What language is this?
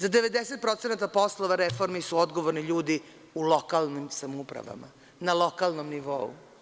Serbian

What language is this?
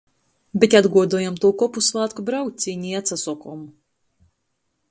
Latgalian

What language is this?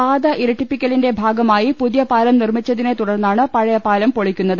Malayalam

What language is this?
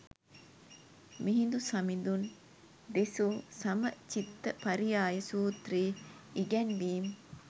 Sinhala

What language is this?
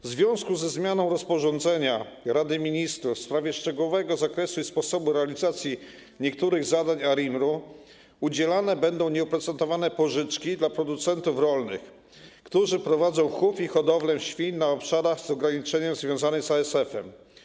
Polish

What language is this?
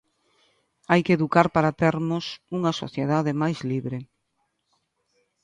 Galician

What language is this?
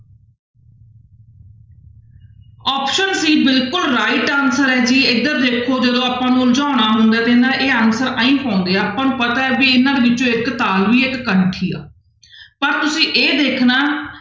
Punjabi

